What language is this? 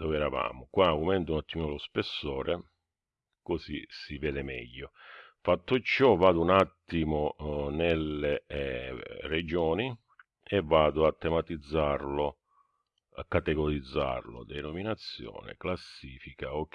Italian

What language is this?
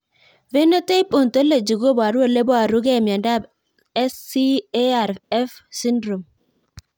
Kalenjin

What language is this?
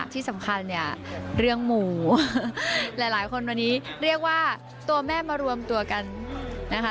Thai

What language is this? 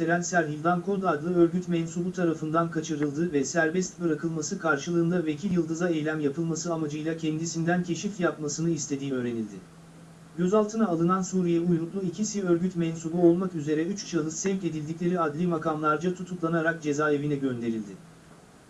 Turkish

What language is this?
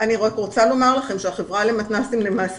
Hebrew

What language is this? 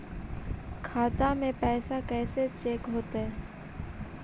Magahi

